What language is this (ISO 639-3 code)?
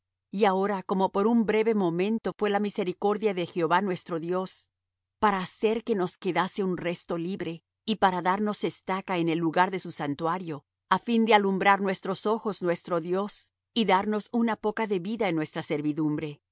spa